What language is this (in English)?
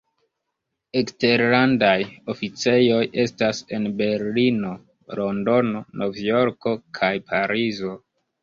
Esperanto